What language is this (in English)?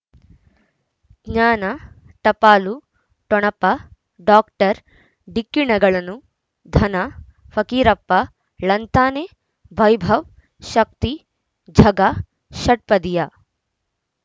Kannada